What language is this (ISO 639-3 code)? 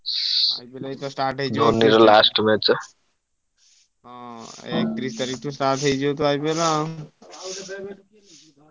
ori